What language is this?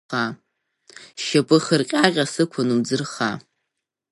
Abkhazian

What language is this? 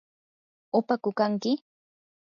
Yanahuanca Pasco Quechua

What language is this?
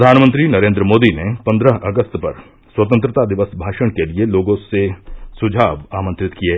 Hindi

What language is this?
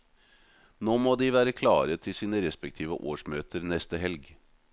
Norwegian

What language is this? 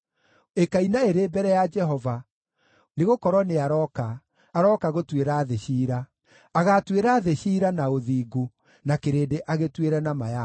Kikuyu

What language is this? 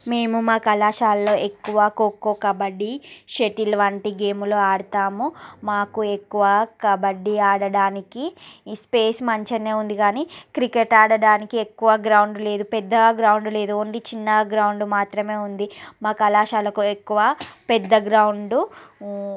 Telugu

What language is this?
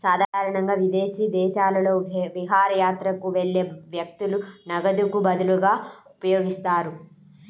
Telugu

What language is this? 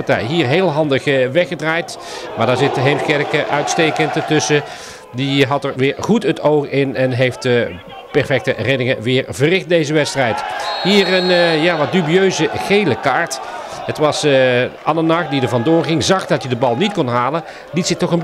Dutch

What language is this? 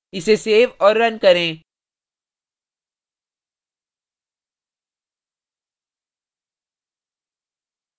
Hindi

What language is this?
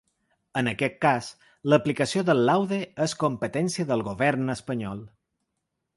Catalan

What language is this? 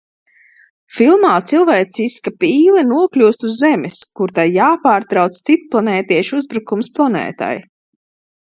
Latvian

